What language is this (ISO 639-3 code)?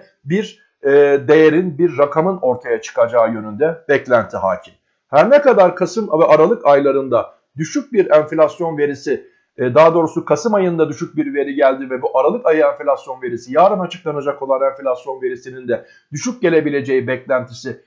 tur